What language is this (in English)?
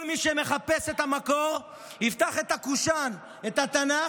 Hebrew